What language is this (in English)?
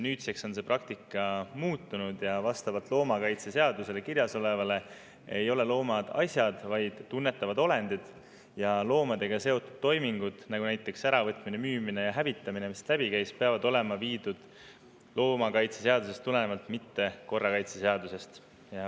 Estonian